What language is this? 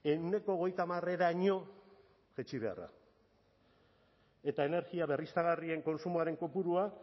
Basque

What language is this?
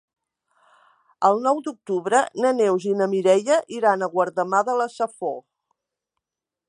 Catalan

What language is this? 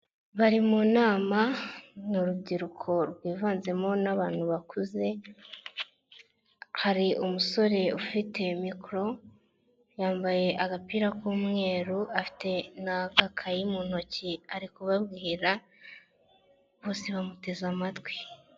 Kinyarwanda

